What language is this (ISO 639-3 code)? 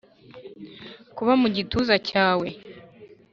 kin